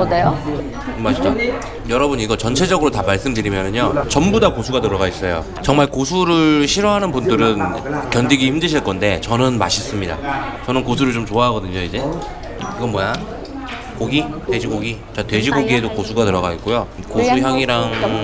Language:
Korean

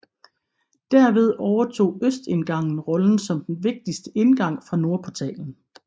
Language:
Danish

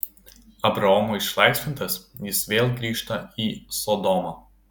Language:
Lithuanian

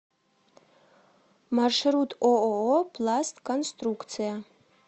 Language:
Russian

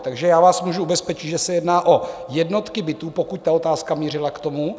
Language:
Czech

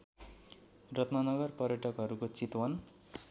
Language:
Nepali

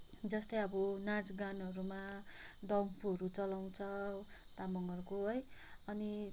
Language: Nepali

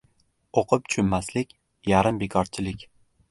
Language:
Uzbek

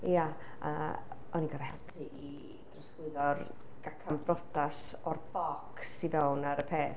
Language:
Welsh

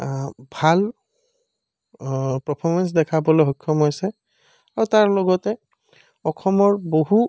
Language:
Assamese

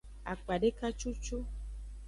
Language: Aja (Benin)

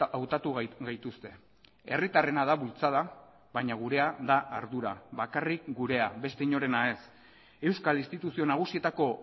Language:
Basque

